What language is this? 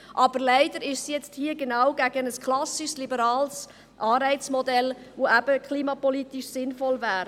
Swiss German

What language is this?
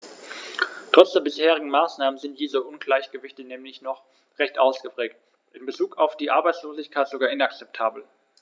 German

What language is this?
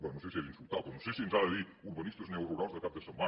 Catalan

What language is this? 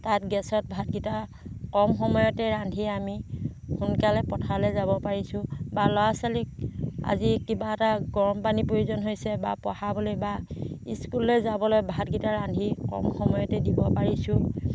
Assamese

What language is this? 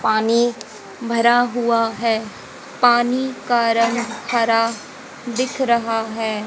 Hindi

